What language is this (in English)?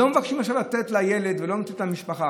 Hebrew